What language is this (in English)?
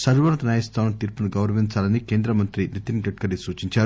Telugu